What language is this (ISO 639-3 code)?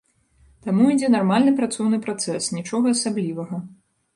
bel